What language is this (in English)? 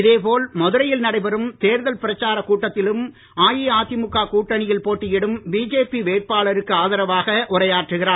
Tamil